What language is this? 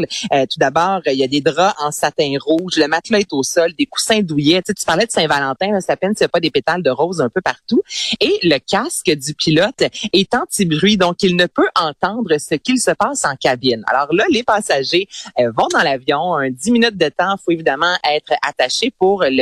French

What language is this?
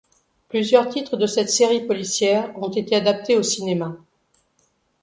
French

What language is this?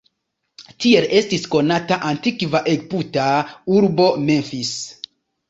Esperanto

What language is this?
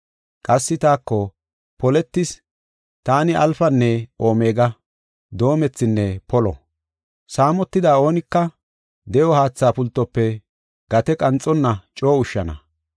Gofa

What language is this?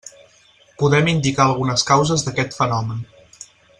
Catalan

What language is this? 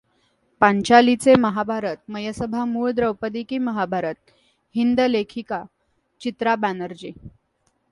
Marathi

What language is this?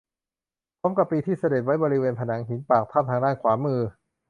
Thai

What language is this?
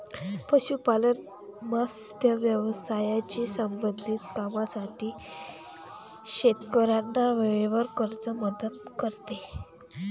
Marathi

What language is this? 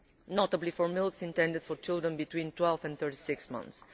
English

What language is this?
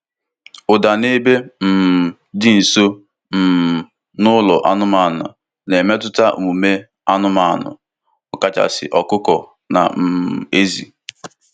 Igbo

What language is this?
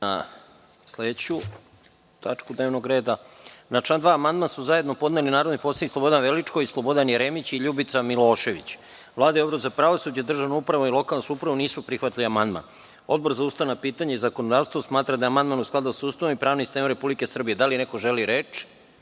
Serbian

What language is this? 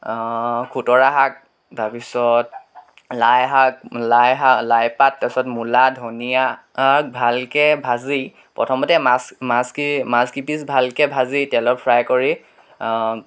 Assamese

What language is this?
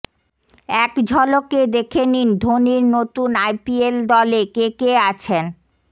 Bangla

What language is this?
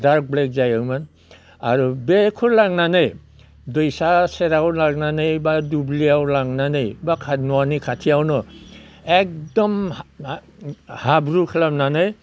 Bodo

